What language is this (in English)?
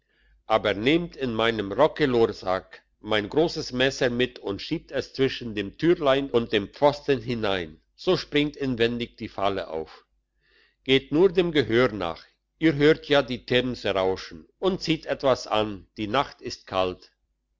German